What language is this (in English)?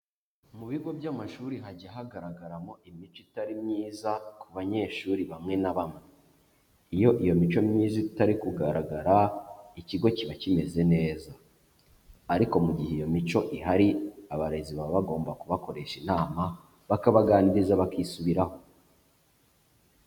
Kinyarwanda